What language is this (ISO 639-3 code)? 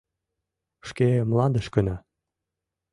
chm